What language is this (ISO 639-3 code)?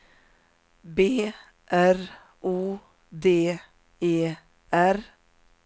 swe